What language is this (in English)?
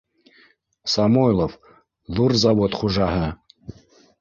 Bashkir